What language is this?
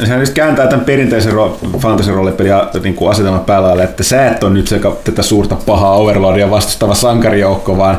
Finnish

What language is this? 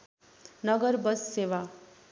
Nepali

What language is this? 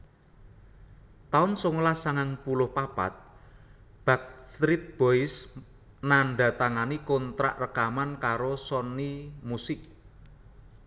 Javanese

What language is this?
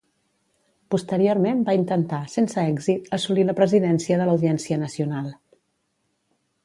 Catalan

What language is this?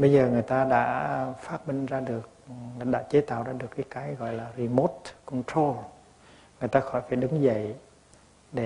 Vietnamese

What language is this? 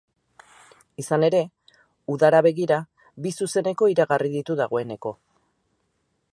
Basque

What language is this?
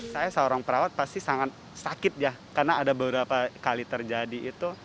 Indonesian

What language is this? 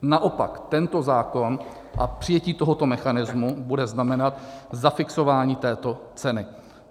Czech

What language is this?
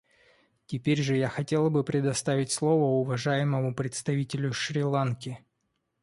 Russian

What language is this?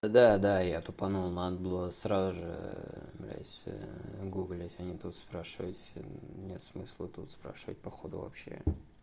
Russian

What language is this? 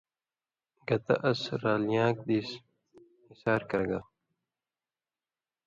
Indus Kohistani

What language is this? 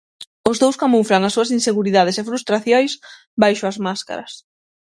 Galician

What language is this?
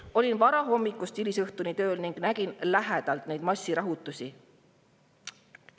Estonian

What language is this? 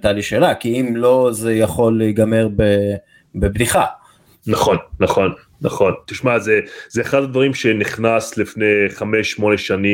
Hebrew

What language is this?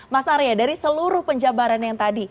Indonesian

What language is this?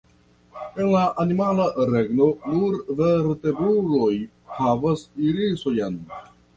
Esperanto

